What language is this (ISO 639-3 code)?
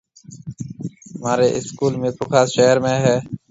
mve